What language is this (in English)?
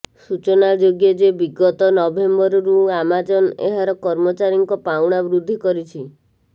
Odia